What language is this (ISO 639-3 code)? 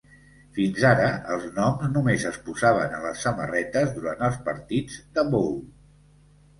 cat